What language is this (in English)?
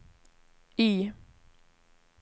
Swedish